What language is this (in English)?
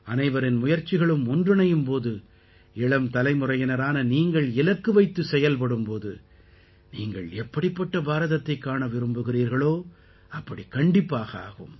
Tamil